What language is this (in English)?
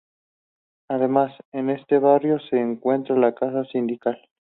Spanish